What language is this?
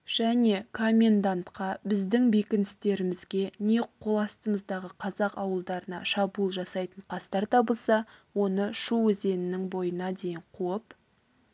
Kazakh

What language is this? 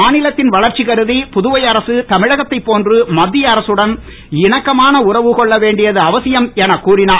Tamil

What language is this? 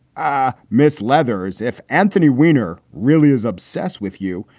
English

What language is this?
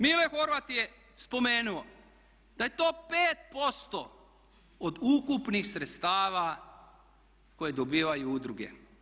Croatian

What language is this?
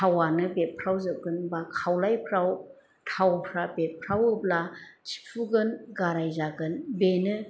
Bodo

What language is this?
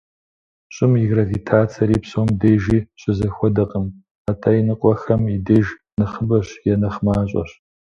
Kabardian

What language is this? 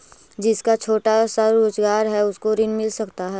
Magahi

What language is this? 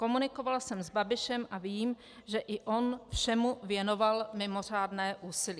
Czech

